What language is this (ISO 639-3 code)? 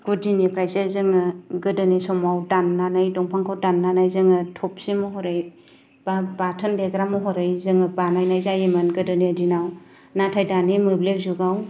brx